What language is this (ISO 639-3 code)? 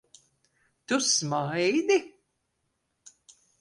lav